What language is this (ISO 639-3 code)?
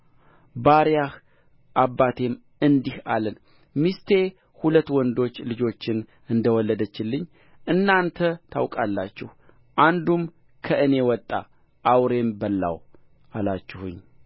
amh